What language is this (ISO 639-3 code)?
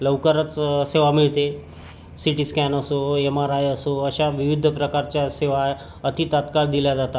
mar